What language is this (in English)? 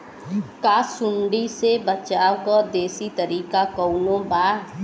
Bhojpuri